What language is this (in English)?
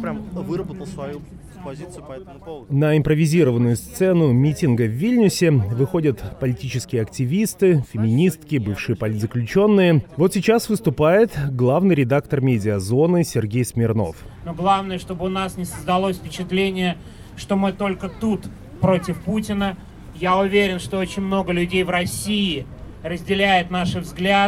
Russian